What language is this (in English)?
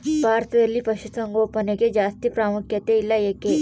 Kannada